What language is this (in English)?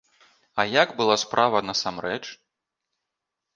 Belarusian